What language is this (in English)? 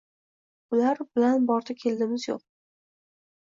Uzbek